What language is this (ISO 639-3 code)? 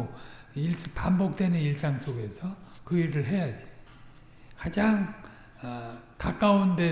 kor